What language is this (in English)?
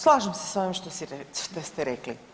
Croatian